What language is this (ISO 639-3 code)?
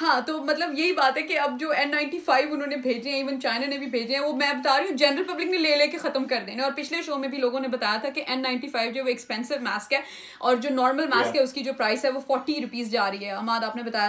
urd